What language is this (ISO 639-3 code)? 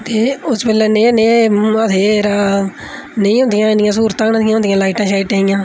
doi